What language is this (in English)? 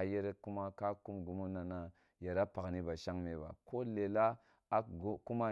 Kulung (Nigeria)